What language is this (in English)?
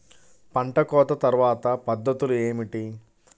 Telugu